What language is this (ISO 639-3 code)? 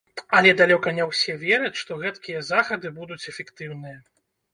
bel